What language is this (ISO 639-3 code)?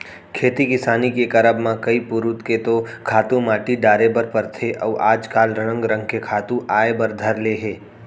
hne